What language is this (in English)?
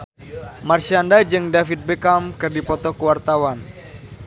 Sundanese